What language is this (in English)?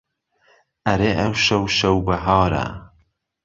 Central Kurdish